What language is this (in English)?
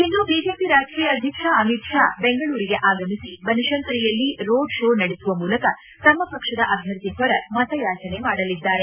Kannada